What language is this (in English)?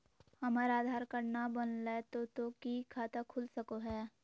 Magahi